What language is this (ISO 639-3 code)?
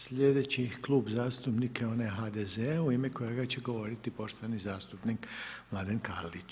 hrv